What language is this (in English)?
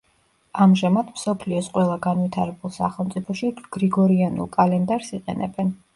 Georgian